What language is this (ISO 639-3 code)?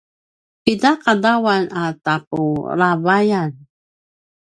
pwn